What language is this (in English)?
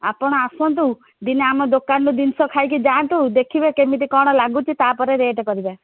Odia